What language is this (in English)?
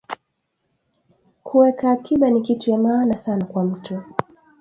Swahili